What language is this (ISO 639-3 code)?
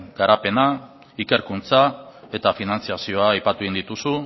eus